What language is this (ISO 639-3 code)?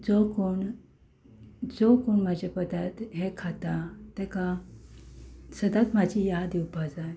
kok